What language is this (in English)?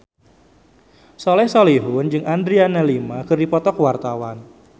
Sundanese